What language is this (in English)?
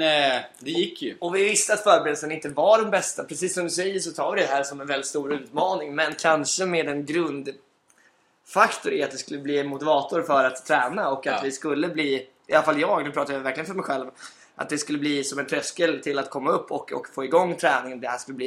Swedish